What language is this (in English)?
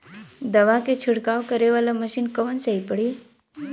Bhojpuri